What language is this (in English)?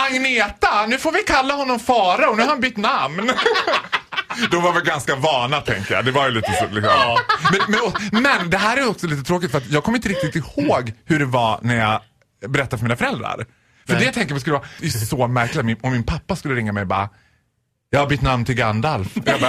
Swedish